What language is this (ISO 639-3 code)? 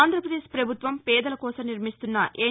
tel